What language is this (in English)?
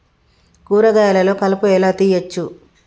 Telugu